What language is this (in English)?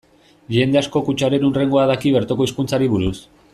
Basque